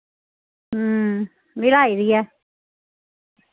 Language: Dogri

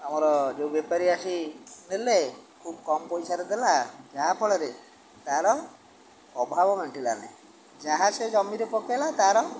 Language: Odia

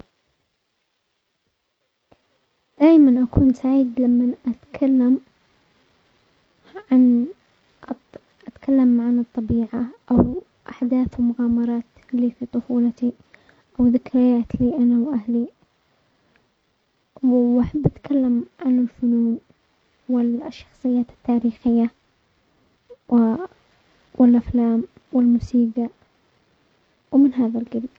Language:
Omani Arabic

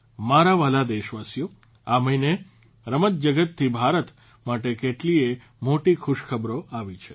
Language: Gujarati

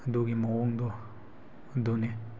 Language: Manipuri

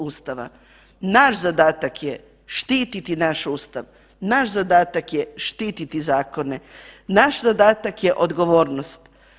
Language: Croatian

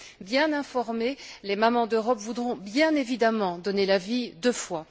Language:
French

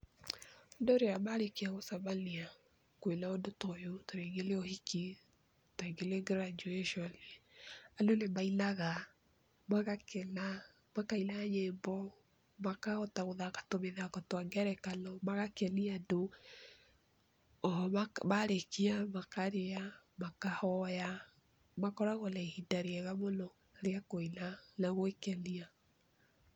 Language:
Kikuyu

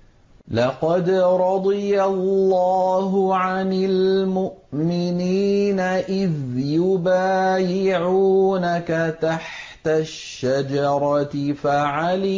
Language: Arabic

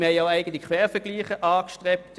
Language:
Swiss German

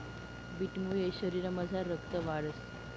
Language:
Marathi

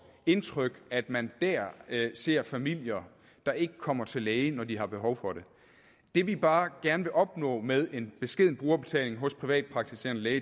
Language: Danish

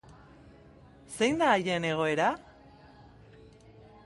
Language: Basque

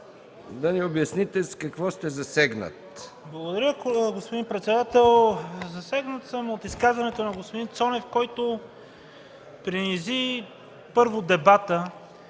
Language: Bulgarian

